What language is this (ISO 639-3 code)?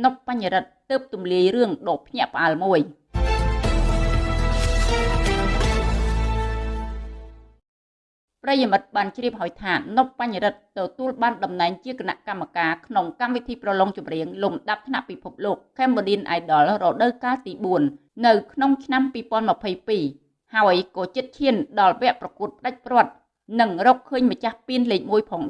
vie